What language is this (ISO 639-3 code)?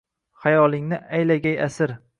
uzb